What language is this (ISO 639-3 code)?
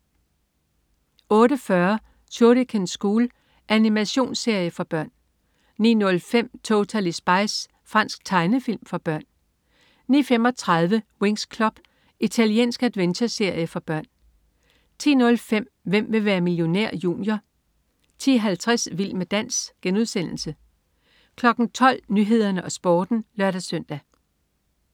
dan